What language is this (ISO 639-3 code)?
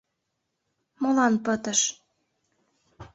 chm